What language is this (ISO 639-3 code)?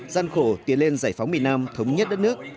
vie